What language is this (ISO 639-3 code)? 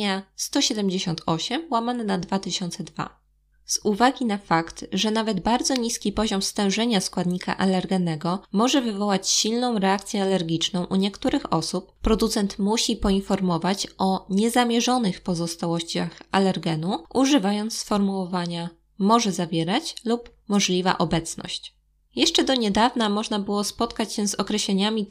pol